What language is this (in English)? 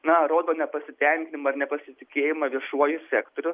Lithuanian